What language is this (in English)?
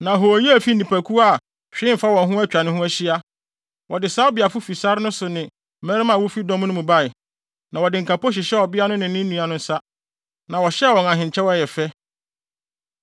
Akan